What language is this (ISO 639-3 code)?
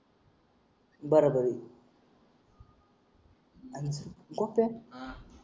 mar